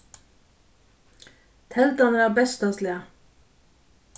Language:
Faroese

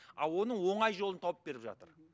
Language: Kazakh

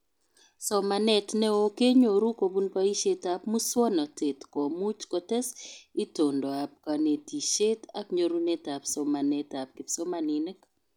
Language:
Kalenjin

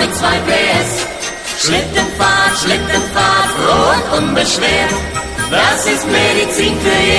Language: German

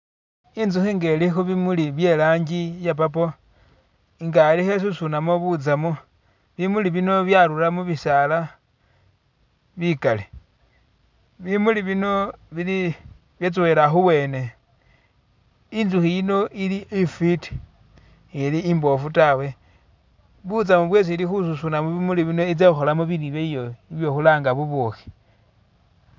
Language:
Masaaba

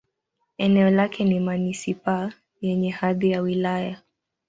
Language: Swahili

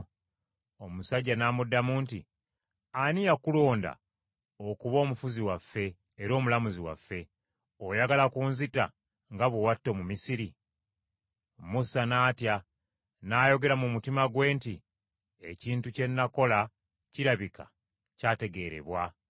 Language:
Ganda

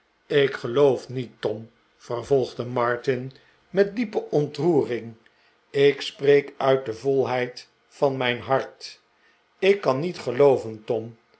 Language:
Dutch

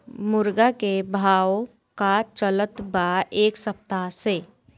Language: Bhojpuri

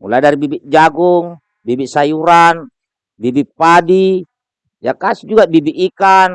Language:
Indonesian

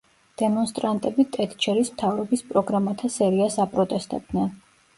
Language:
Georgian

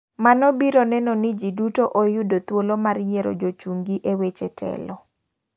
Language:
Luo (Kenya and Tanzania)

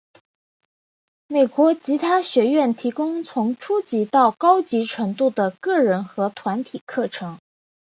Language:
Chinese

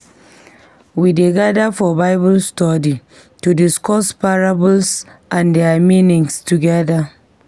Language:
Nigerian Pidgin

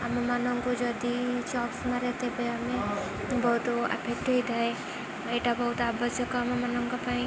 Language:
Odia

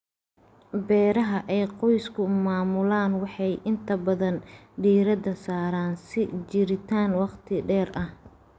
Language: Somali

